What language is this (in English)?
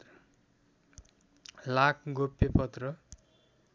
Nepali